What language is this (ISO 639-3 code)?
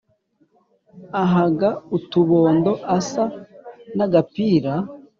kin